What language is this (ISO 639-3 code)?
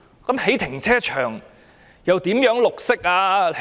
yue